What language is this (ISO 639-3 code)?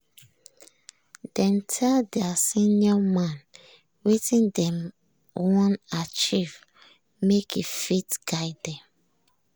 pcm